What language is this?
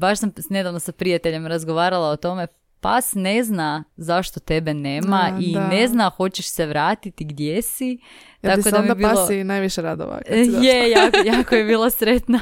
Croatian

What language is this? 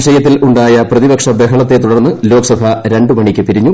Malayalam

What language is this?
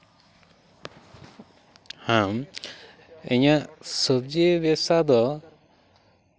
Santali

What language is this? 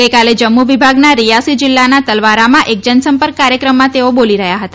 Gujarati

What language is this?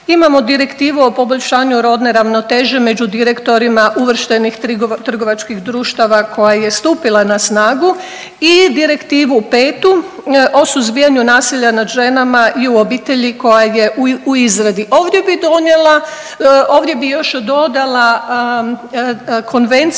Croatian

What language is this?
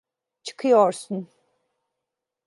Turkish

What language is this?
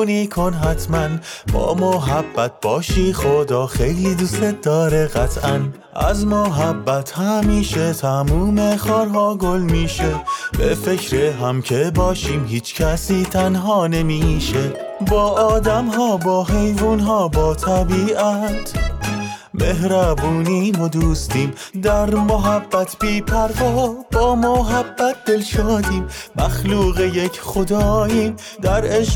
Persian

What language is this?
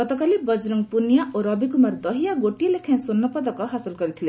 Odia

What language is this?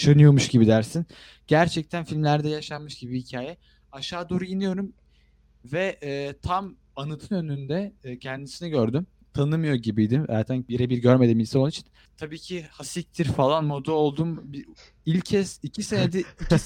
Turkish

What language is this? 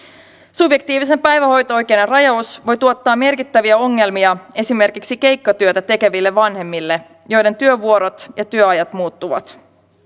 Finnish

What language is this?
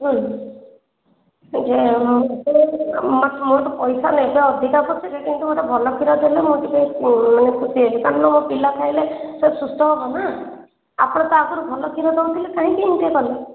Odia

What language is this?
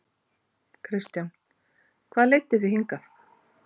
Icelandic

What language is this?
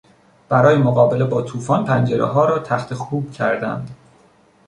Persian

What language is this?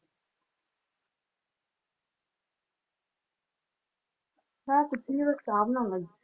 Punjabi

